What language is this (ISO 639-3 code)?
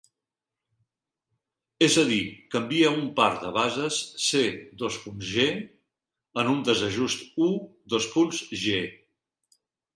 cat